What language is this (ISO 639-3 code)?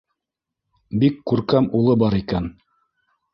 bak